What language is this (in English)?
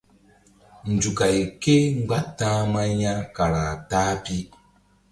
Mbum